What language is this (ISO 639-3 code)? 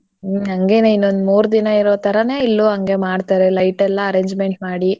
kan